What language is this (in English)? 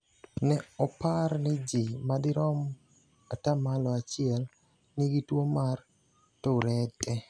Luo (Kenya and Tanzania)